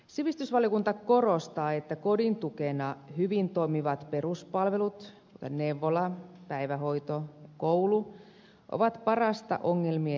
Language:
Finnish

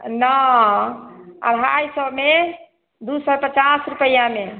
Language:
Maithili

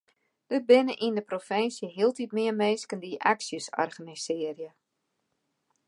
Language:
Western Frisian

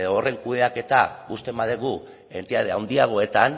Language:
Basque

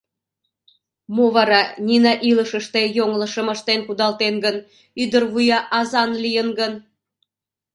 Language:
Mari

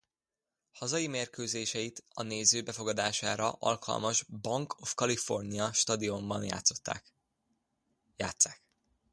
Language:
Hungarian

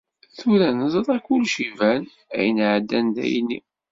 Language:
Kabyle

